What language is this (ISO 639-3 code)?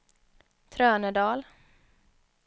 swe